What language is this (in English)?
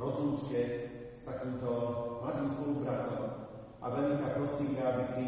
Slovak